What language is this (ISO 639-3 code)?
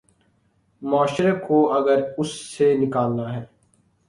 urd